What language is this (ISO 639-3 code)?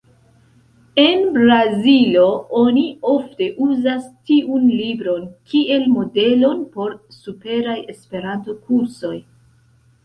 epo